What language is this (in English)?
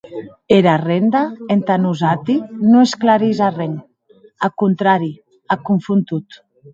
Occitan